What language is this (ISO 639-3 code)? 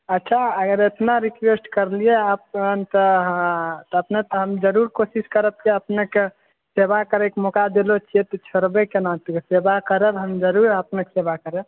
mai